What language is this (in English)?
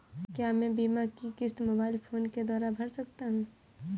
Hindi